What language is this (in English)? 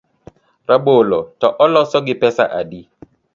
Luo (Kenya and Tanzania)